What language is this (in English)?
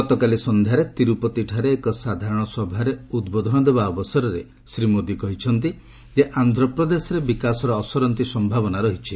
Odia